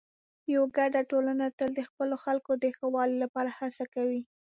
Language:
Pashto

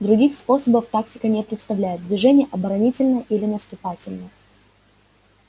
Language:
Russian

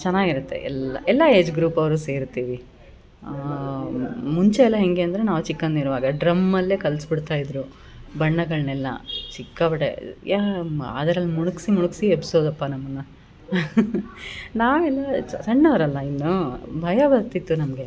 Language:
Kannada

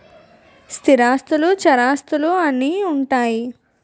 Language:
Telugu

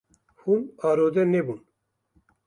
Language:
Kurdish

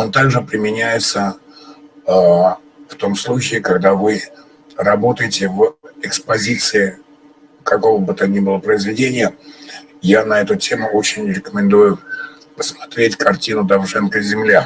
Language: Russian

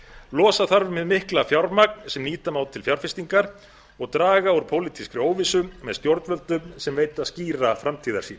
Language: Icelandic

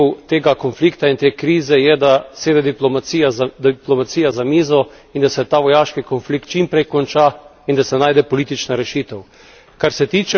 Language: Slovenian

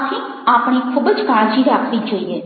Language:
Gujarati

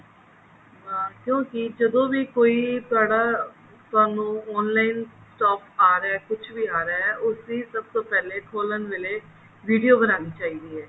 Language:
Punjabi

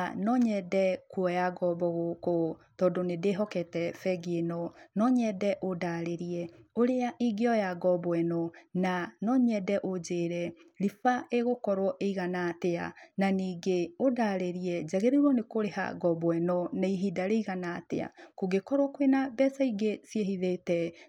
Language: Kikuyu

